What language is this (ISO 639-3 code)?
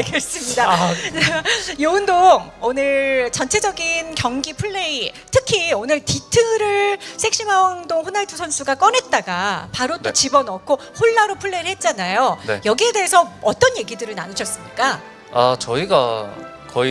kor